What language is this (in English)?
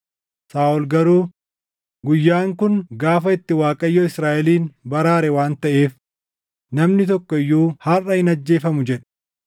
Oromo